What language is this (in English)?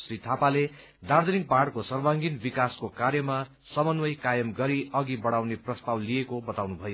Nepali